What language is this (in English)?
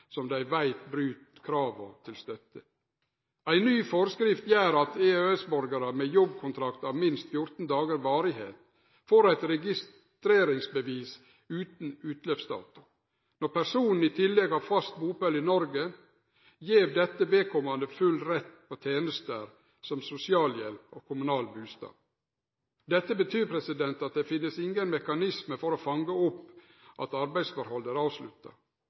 Norwegian Nynorsk